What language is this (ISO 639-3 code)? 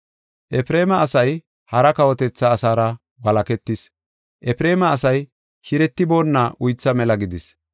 gof